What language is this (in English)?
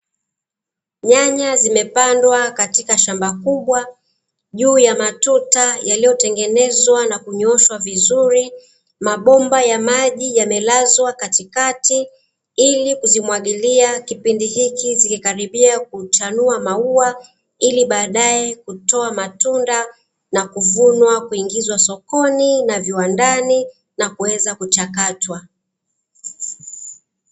Swahili